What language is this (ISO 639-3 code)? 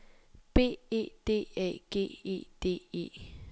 dan